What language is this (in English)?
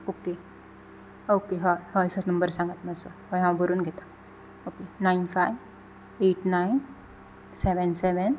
Konkani